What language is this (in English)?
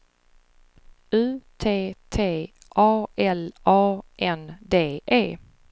Swedish